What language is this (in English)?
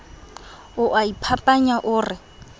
Southern Sotho